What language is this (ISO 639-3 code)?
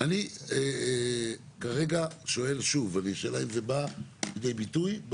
heb